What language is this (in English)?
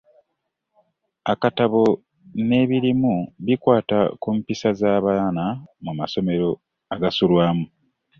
Ganda